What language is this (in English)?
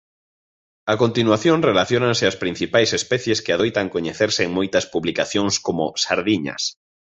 Galician